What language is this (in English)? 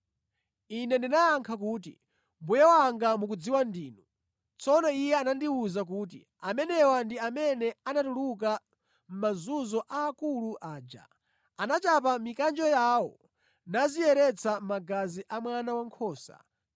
Nyanja